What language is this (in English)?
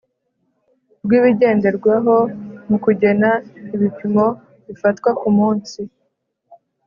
Kinyarwanda